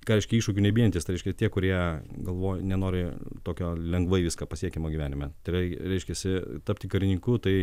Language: Lithuanian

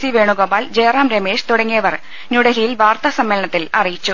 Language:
Malayalam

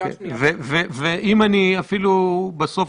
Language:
Hebrew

